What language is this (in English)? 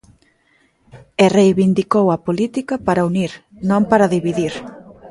Galician